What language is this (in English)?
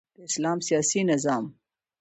Pashto